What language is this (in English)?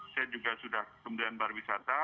Indonesian